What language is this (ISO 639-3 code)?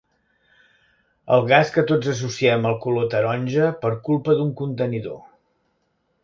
cat